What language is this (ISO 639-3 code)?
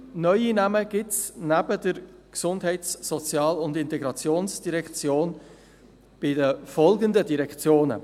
gsw